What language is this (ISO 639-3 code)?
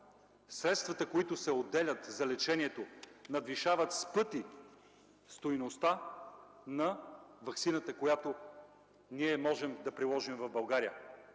bul